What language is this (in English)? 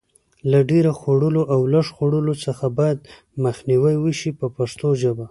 Pashto